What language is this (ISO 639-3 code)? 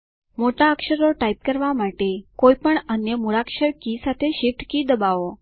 guj